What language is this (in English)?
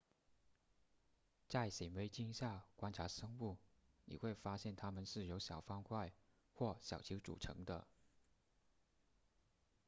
Chinese